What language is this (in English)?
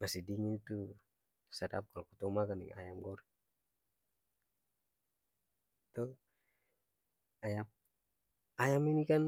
Ambonese Malay